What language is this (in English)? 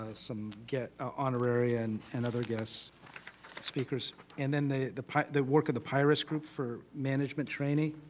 English